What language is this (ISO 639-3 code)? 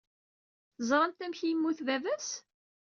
kab